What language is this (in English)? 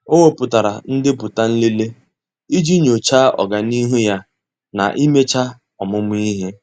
Igbo